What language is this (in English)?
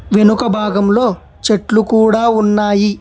Telugu